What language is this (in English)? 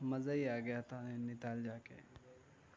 Urdu